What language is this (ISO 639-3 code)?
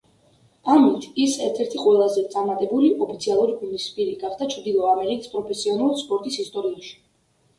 kat